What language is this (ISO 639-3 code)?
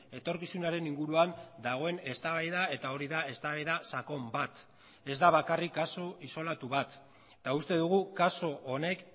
eus